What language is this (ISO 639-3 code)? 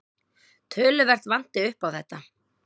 isl